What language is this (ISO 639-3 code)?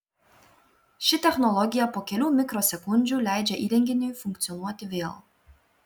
lit